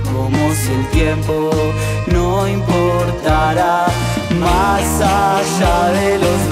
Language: Romanian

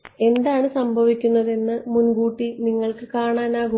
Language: Malayalam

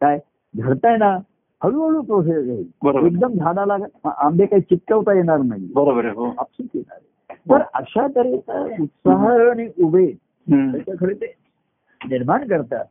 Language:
Marathi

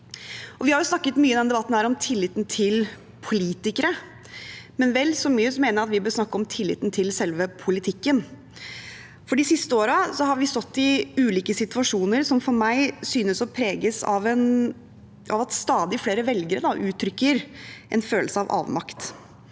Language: Norwegian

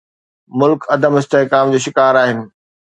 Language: Sindhi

